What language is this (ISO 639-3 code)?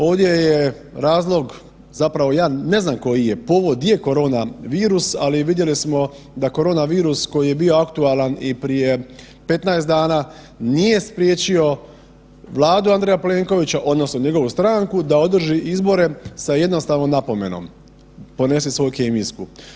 hrv